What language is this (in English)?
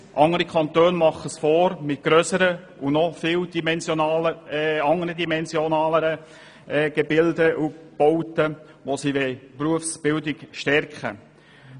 Swiss German